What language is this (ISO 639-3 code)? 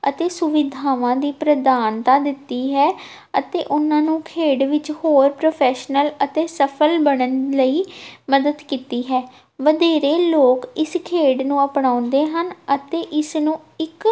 pan